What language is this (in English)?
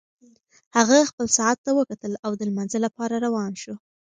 Pashto